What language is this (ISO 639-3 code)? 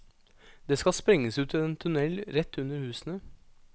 nor